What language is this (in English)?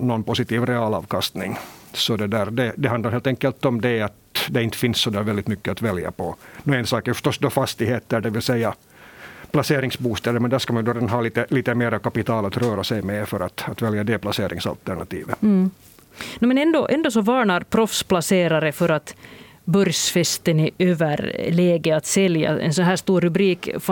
Swedish